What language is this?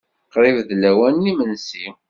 Kabyle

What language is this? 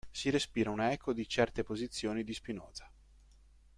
Italian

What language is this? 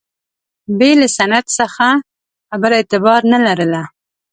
Pashto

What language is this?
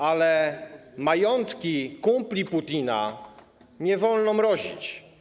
Polish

